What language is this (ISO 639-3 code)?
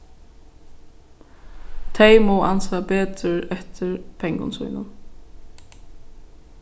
fao